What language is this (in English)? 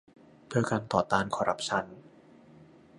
Thai